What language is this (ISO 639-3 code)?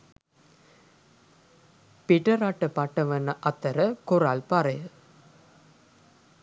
sin